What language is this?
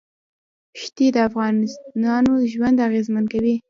Pashto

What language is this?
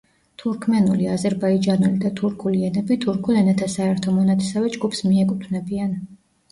Georgian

